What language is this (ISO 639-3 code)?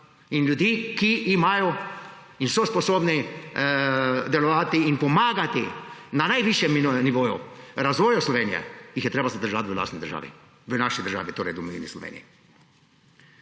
slv